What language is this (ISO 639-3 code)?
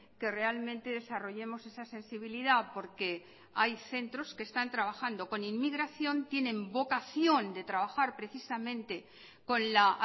spa